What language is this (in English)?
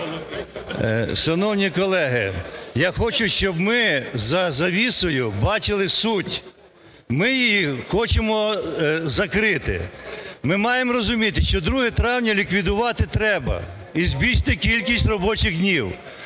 Ukrainian